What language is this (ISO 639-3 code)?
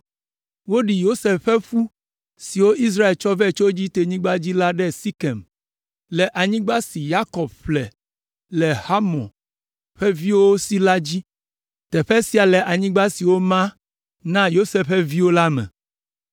ewe